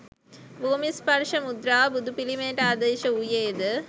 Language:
Sinhala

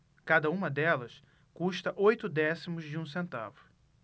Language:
Portuguese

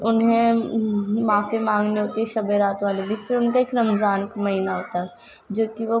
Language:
Urdu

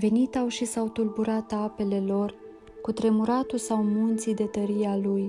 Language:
Romanian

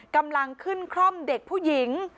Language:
Thai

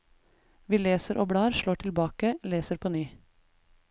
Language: Norwegian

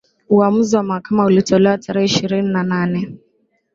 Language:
Swahili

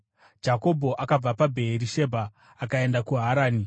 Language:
Shona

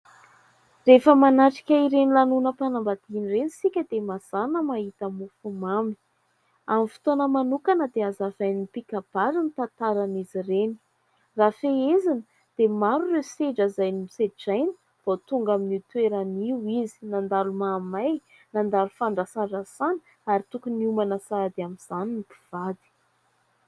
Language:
Malagasy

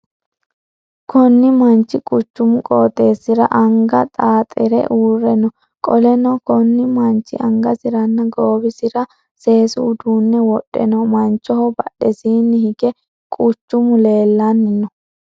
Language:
Sidamo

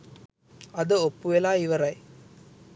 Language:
Sinhala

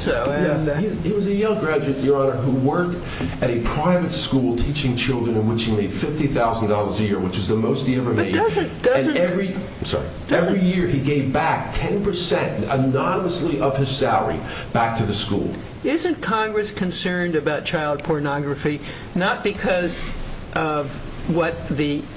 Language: English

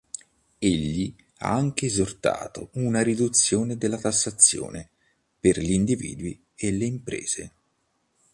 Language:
Italian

